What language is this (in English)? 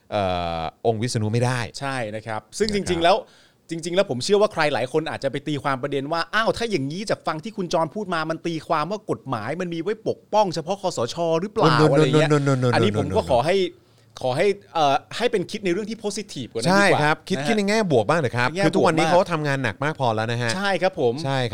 Thai